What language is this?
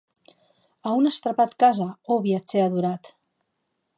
Occitan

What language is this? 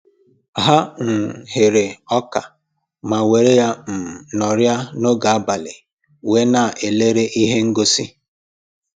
Igbo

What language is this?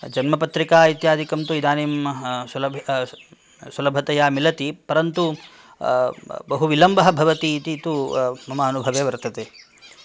Sanskrit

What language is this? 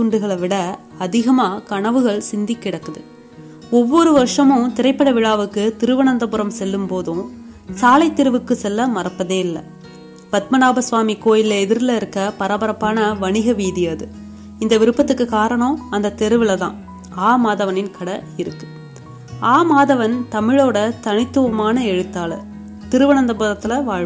Tamil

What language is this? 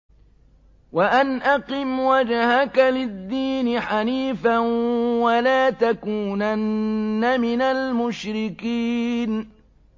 Arabic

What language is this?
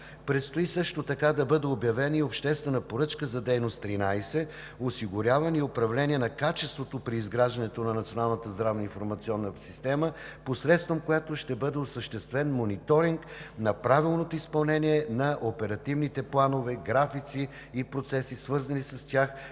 Bulgarian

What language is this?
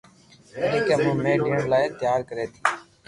Loarki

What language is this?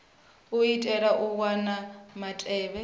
Venda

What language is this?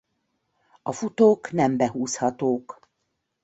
Hungarian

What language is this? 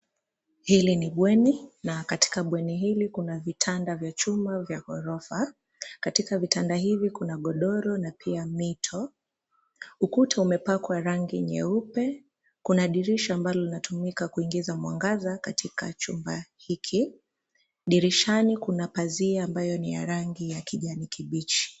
Swahili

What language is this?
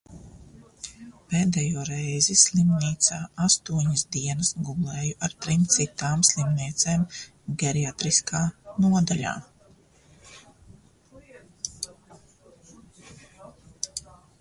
Latvian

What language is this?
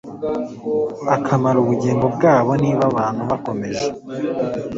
Kinyarwanda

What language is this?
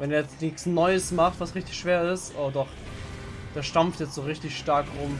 German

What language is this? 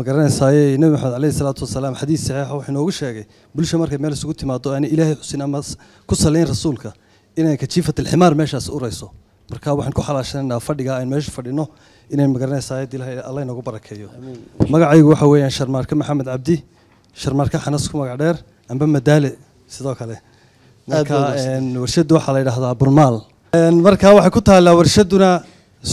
Arabic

